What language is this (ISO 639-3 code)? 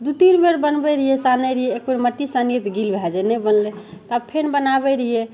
mai